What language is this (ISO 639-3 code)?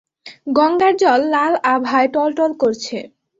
ben